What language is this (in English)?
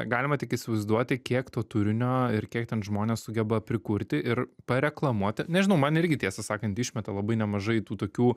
Lithuanian